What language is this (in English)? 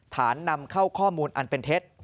Thai